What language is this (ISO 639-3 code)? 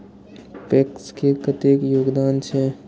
mai